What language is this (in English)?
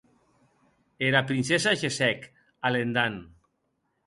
Occitan